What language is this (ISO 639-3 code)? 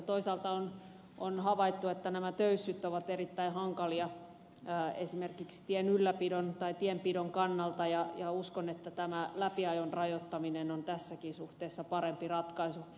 fin